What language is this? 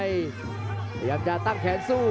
Thai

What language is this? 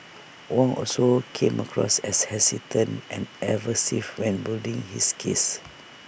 English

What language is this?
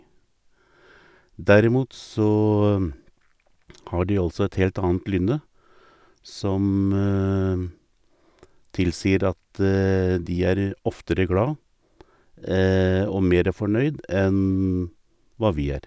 Norwegian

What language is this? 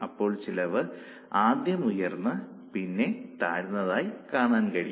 Malayalam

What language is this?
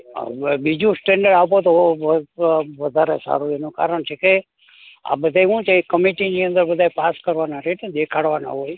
Gujarati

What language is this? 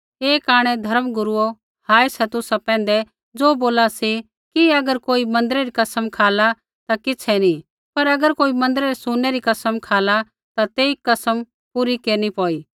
Kullu Pahari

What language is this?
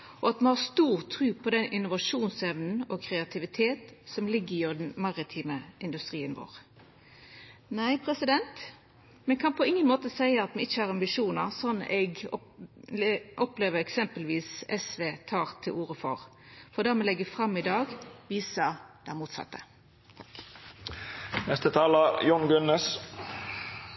Norwegian Nynorsk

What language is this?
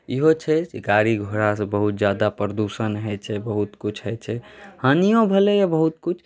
Maithili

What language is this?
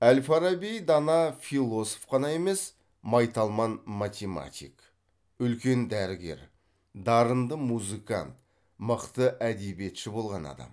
Kazakh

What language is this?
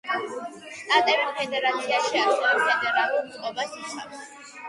Georgian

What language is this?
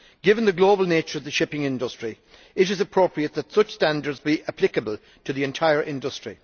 English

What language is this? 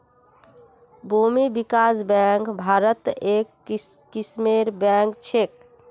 Magahi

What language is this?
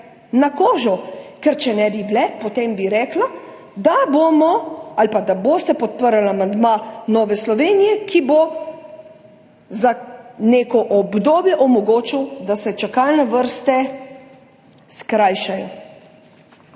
Slovenian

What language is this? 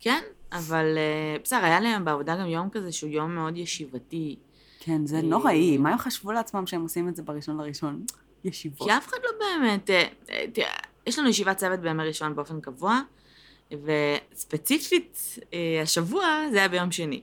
Hebrew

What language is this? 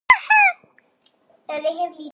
Galician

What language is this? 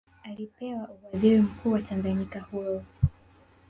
Swahili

